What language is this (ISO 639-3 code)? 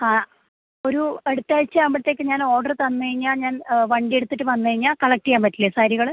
mal